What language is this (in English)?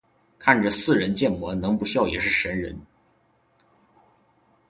Chinese